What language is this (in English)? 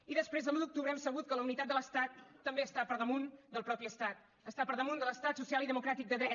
Catalan